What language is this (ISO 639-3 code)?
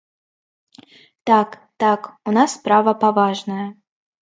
bel